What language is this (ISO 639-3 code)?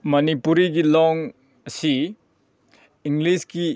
mni